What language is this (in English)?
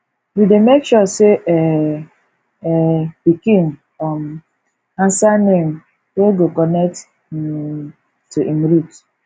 Nigerian Pidgin